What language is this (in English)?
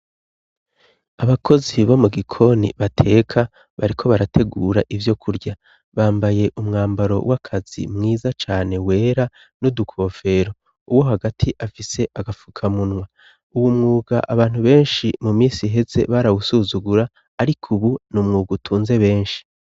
Rundi